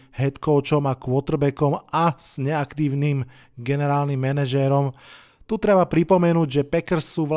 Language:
Slovak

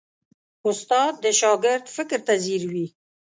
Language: Pashto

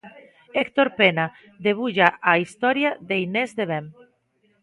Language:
Galician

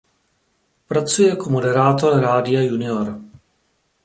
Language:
Czech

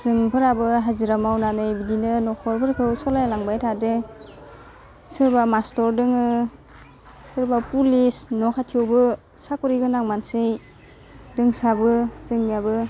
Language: Bodo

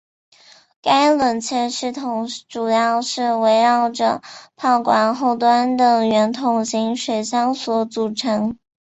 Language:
Chinese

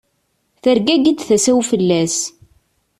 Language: Kabyle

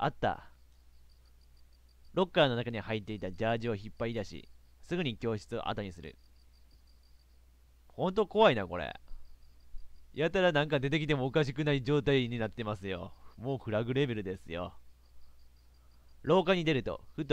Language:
Japanese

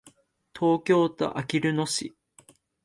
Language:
Japanese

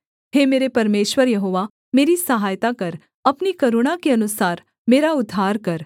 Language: Hindi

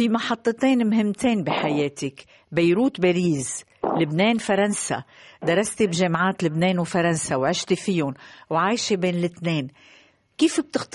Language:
Arabic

